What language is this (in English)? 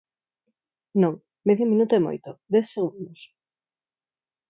Galician